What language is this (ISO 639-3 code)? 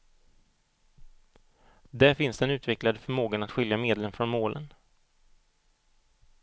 swe